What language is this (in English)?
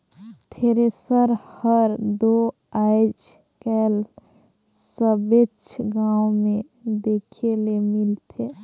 Chhattisgarhi